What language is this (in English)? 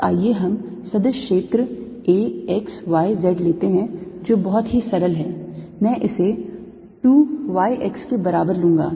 Hindi